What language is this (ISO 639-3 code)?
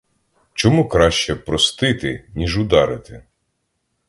ukr